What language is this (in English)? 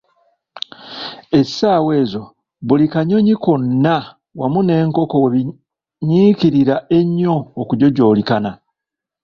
Ganda